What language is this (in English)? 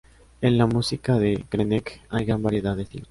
Spanish